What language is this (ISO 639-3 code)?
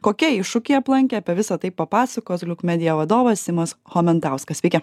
lit